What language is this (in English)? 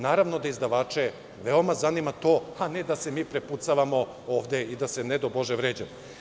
Serbian